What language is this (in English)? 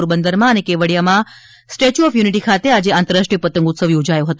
Gujarati